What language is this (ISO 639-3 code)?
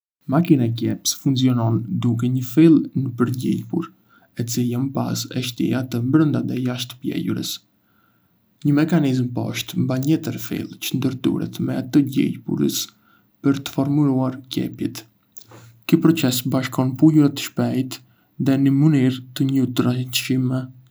aae